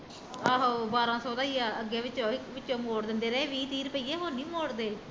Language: Punjabi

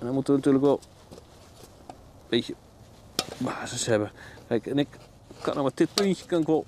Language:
Dutch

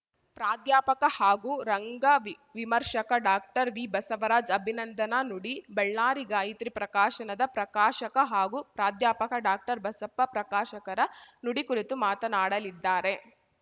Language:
Kannada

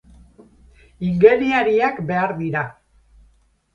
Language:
Basque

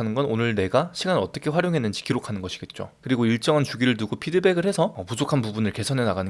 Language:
Korean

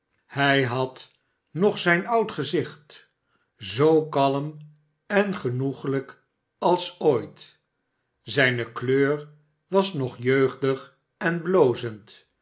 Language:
Dutch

